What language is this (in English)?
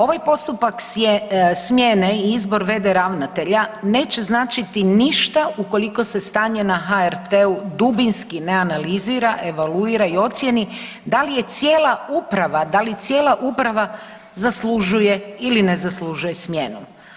Croatian